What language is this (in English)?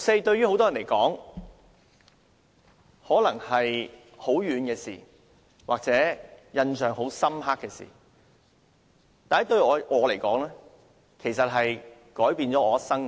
Cantonese